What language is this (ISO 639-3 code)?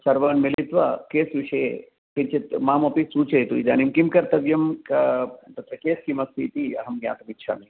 san